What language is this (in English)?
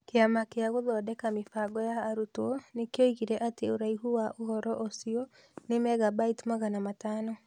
Kikuyu